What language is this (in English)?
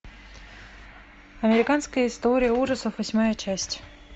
Russian